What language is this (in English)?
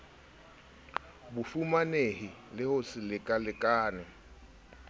Southern Sotho